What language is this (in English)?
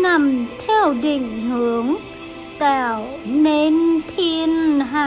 Vietnamese